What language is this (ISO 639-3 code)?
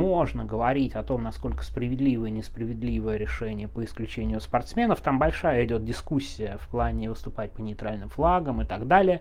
rus